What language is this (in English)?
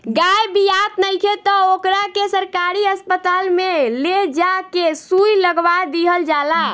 Bhojpuri